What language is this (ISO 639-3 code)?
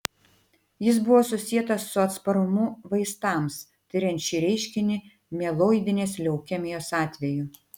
lit